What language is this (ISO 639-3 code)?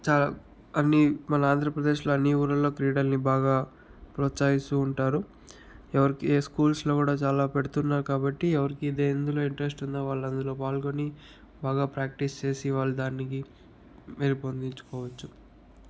tel